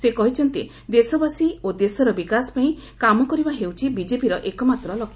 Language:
Odia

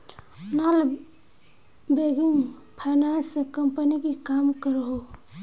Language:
Magahi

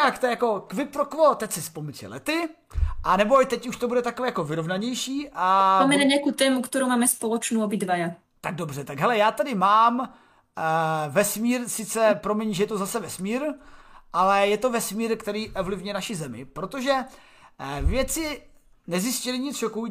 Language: Czech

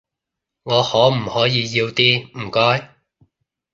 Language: Cantonese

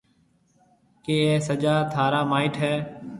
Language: Marwari (Pakistan)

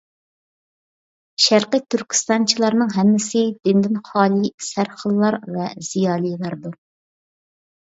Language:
Uyghur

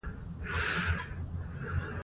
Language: Pashto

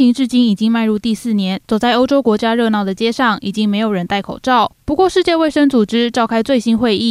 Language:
Chinese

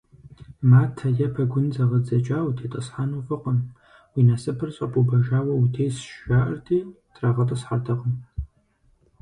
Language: Kabardian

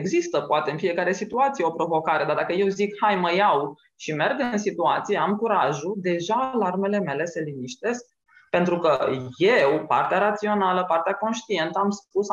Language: Romanian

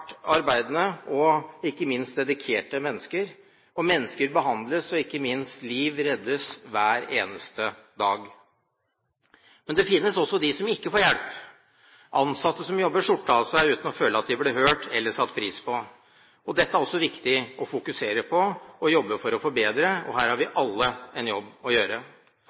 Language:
Norwegian Bokmål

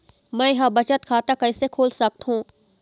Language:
Chhattisgarhi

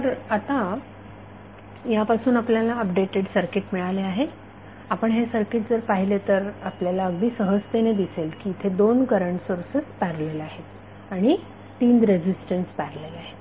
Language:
Marathi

